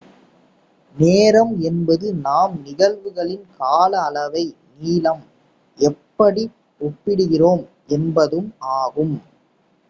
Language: Tamil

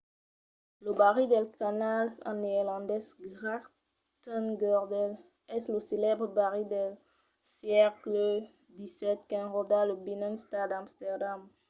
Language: Occitan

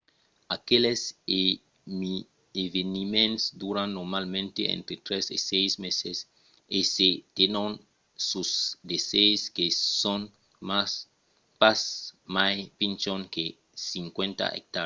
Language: Occitan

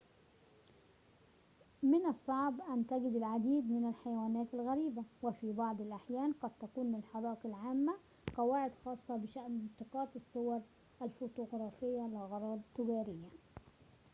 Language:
Arabic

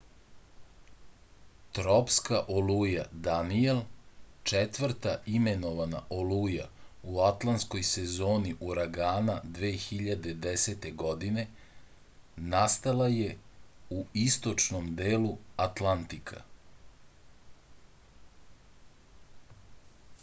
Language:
Serbian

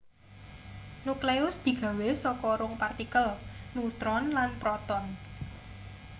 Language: Javanese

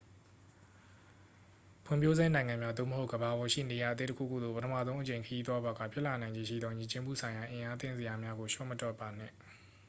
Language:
Burmese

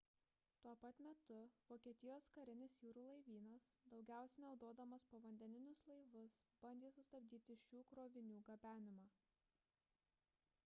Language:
Lithuanian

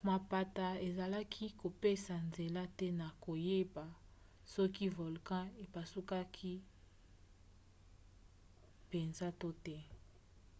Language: Lingala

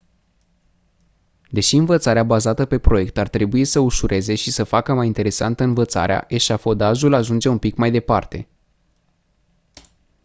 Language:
Romanian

